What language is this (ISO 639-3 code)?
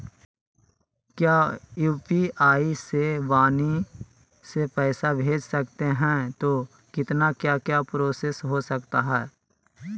mag